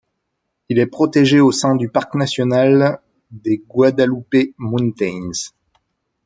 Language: French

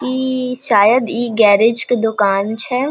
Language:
Maithili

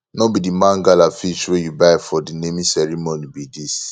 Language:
Nigerian Pidgin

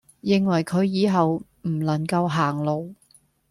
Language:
Cantonese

